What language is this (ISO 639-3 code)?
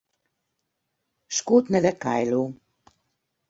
hun